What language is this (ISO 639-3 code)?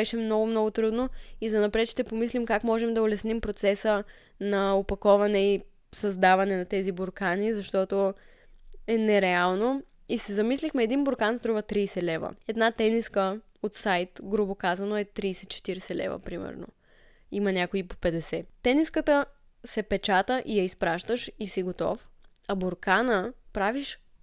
bul